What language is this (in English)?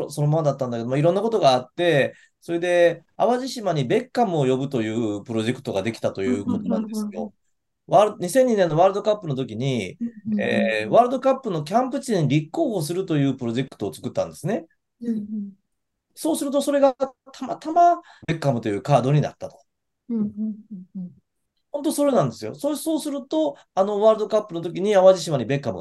Japanese